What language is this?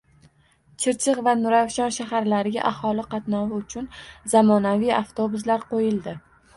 Uzbek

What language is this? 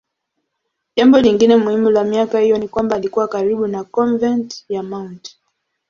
Swahili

